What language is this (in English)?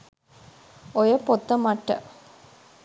Sinhala